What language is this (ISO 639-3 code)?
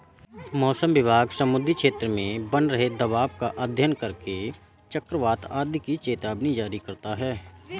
hin